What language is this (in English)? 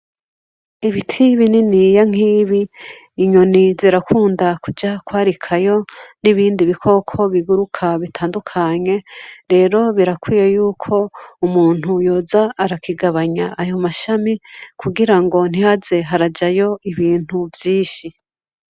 Rundi